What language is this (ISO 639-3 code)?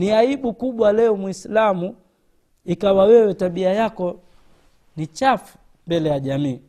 swa